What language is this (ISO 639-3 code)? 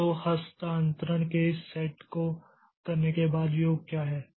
hin